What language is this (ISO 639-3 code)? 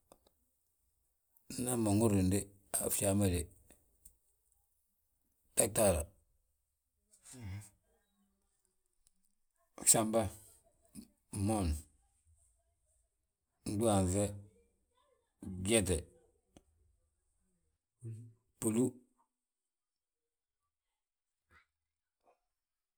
bjt